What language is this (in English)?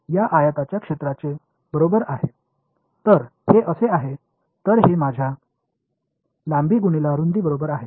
Marathi